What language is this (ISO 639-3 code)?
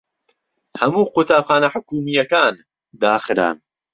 ckb